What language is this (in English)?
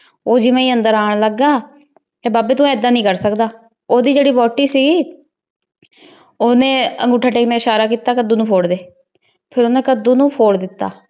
Punjabi